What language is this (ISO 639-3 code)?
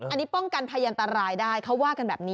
tha